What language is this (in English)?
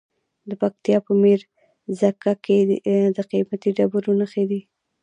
Pashto